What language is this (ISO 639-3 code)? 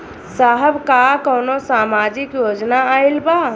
bho